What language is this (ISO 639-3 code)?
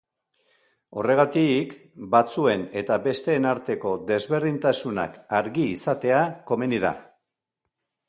eus